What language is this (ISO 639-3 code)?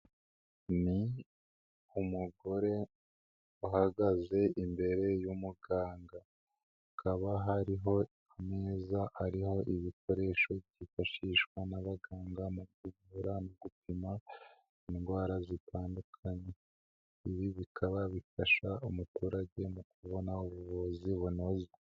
kin